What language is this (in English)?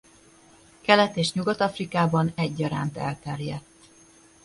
Hungarian